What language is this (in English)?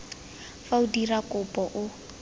Tswana